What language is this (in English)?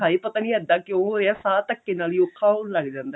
Punjabi